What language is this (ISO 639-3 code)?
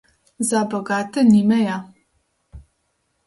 slv